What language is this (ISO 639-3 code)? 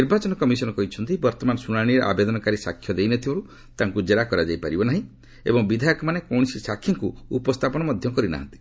ori